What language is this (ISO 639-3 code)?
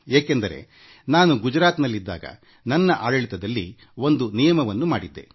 kan